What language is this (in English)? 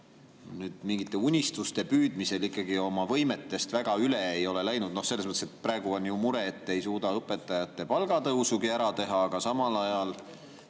Estonian